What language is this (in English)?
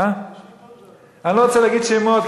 Hebrew